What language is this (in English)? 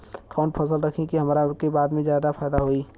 Bhojpuri